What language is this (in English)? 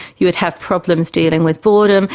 English